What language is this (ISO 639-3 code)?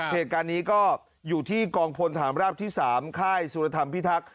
tha